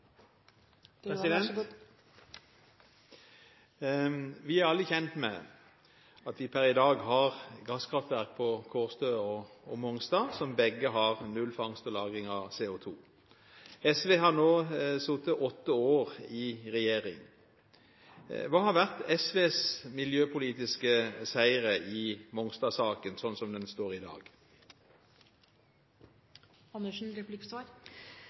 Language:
Norwegian Bokmål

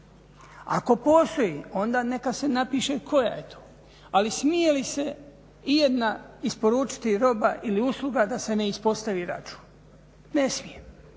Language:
Croatian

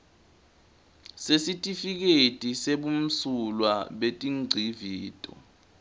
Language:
Swati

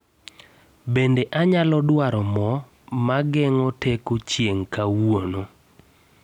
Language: Luo (Kenya and Tanzania)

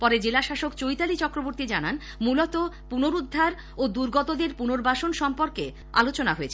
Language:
Bangla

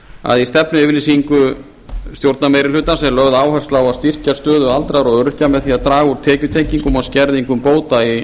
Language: Icelandic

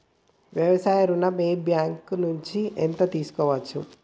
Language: Telugu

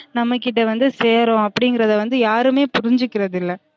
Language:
Tamil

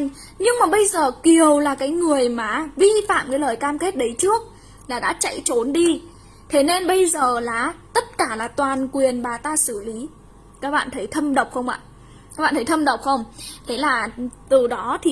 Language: Vietnamese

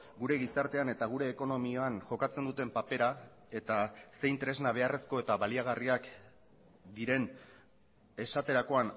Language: Basque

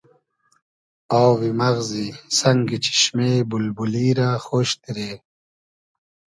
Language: Hazaragi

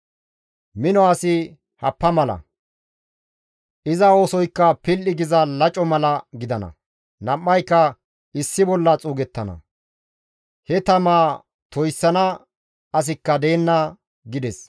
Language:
Gamo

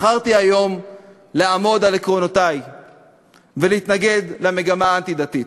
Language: Hebrew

